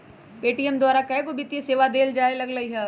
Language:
Magahi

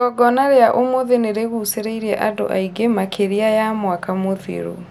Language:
Kikuyu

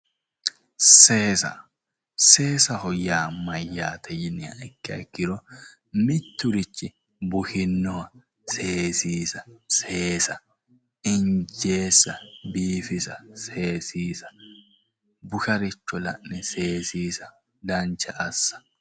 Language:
Sidamo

